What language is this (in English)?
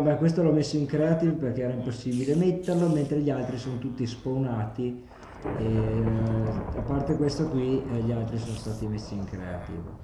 Italian